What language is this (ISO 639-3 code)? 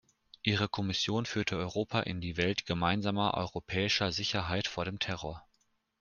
deu